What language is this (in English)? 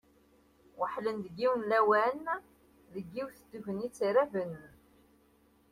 Kabyle